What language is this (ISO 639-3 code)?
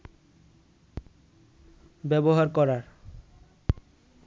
ben